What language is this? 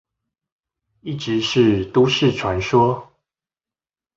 Chinese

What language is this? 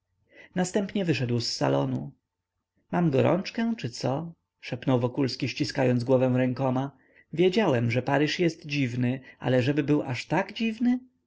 Polish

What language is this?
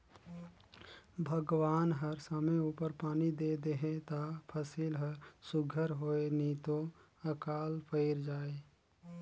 Chhattisgarhi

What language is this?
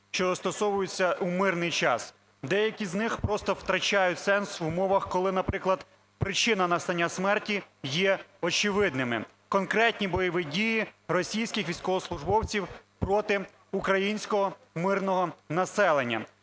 Ukrainian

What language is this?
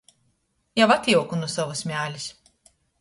Latgalian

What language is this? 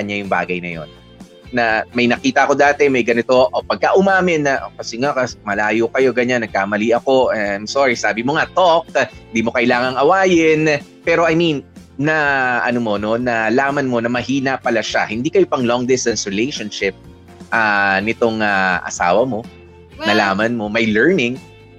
Filipino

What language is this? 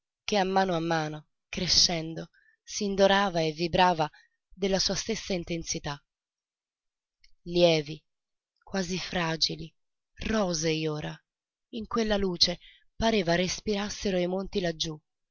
Italian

